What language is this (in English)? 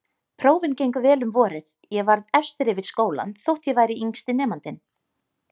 Icelandic